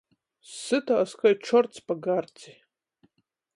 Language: Latgalian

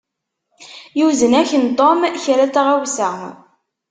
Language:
Kabyle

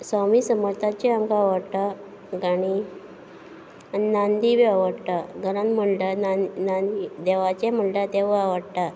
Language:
Konkani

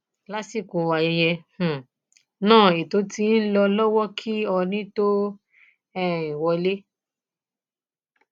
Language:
Yoruba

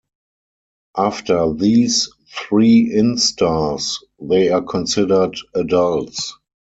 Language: English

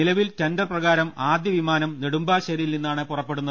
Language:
Malayalam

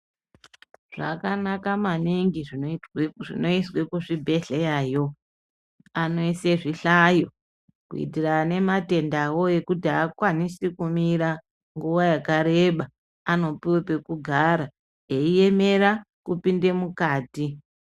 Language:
Ndau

